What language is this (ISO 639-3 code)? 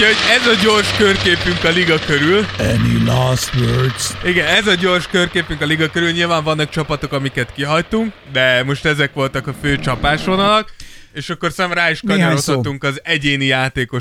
hun